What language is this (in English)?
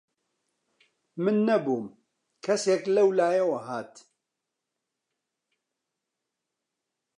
Central Kurdish